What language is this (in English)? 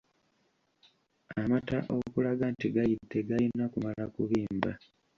Ganda